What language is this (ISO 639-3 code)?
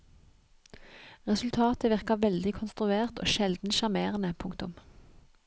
nor